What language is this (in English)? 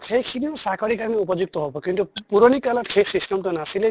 Assamese